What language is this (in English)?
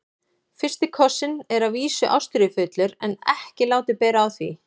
Icelandic